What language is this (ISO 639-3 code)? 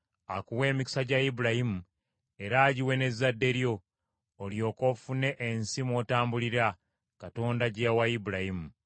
lug